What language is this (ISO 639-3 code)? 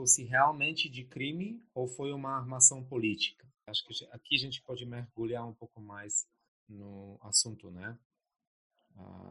por